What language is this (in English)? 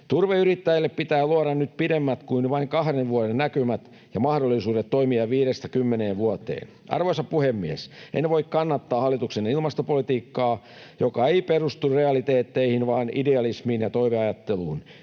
Finnish